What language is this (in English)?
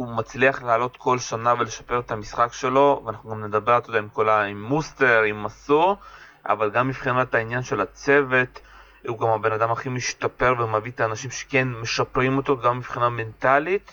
Hebrew